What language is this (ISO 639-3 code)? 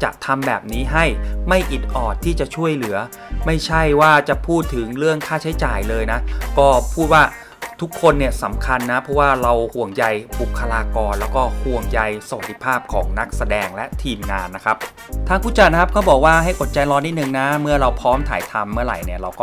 tha